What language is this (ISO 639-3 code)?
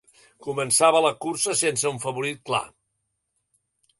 cat